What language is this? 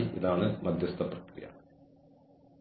Malayalam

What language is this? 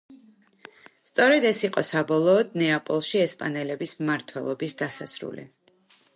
Georgian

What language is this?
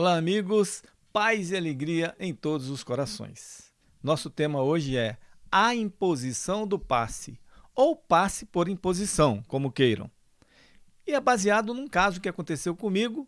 Portuguese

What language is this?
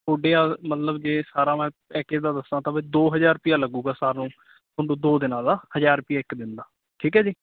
Punjabi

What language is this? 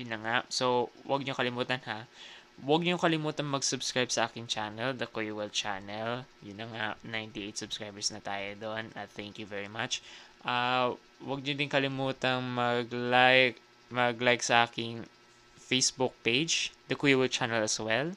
Filipino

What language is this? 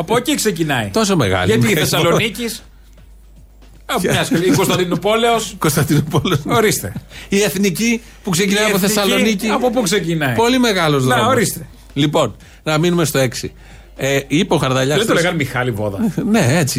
Greek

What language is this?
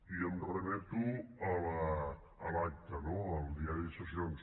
Catalan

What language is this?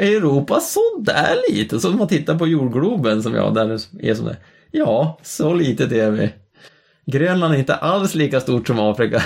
Swedish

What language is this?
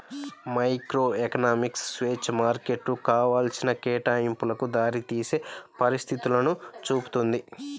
Telugu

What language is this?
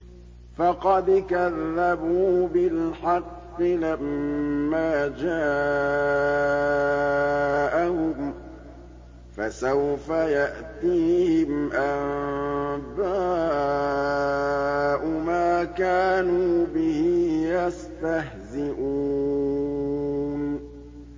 Arabic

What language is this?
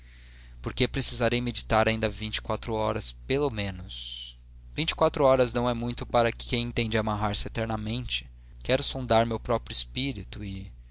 Portuguese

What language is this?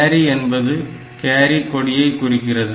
Tamil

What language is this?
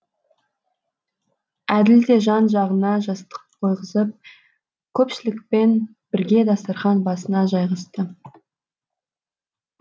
Kazakh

